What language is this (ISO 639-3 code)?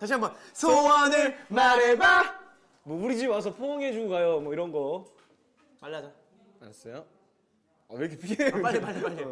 kor